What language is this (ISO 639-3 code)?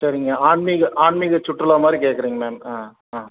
tam